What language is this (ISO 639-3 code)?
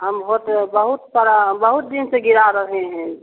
hin